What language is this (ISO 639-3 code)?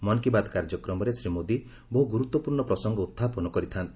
ori